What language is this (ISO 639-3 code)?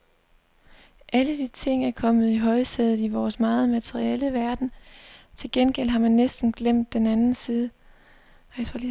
dan